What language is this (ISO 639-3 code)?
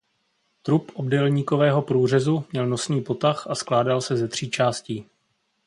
ces